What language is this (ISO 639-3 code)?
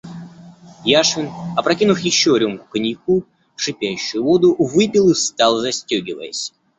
rus